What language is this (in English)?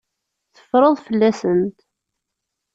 Kabyle